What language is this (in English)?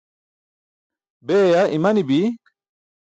Burushaski